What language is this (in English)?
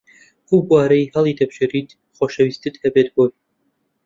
Central Kurdish